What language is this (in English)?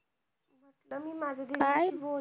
Marathi